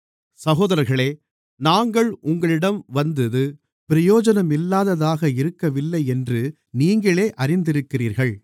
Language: Tamil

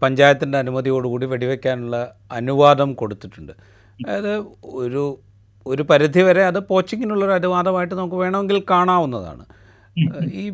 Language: Malayalam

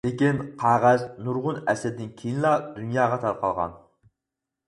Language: Uyghur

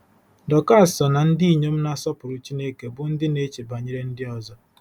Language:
Igbo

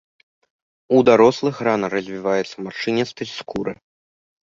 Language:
Belarusian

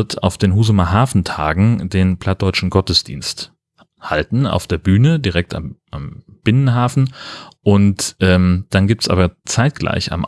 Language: German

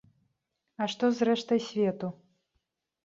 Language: Belarusian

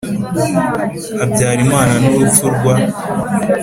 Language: Kinyarwanda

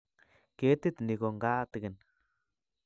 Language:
Kalenjin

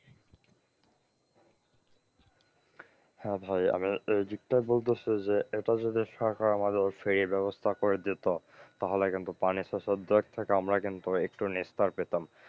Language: Bangla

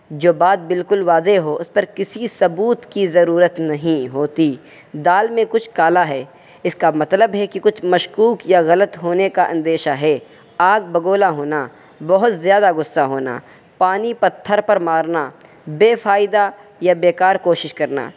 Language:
Urdu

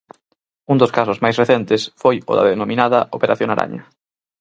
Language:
Galician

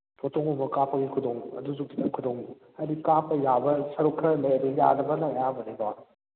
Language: Manipuri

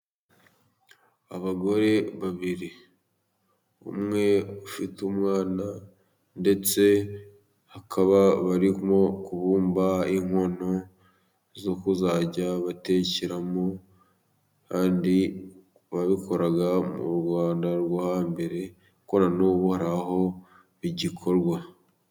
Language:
Kinyarwanda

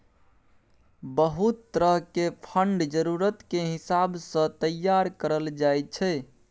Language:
Maithili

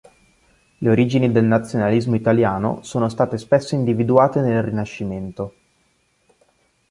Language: Italian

